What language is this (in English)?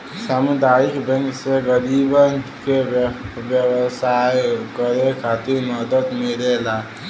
Bhojpuri